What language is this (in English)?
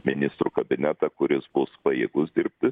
Lithuanian